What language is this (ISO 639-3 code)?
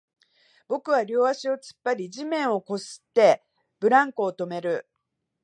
jpn